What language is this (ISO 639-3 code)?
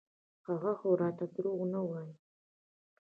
pus